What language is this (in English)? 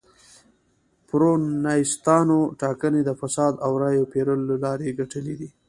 Pashto